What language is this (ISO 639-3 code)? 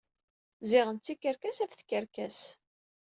kab